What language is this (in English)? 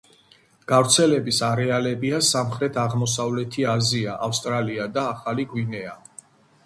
Georgian